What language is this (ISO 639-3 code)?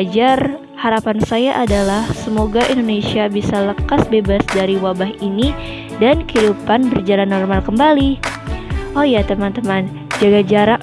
ind